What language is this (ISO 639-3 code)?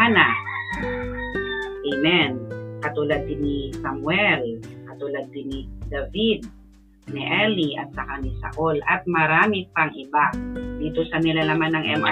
fil